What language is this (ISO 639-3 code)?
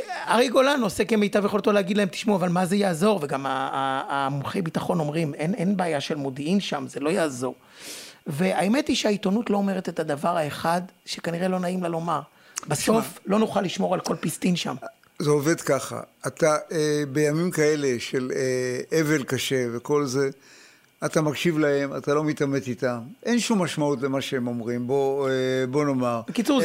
heb